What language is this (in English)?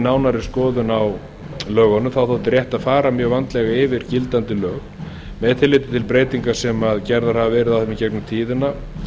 Icelandic